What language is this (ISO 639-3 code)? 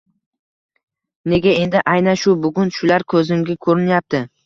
uzb